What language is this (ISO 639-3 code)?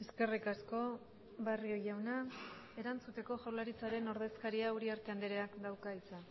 eus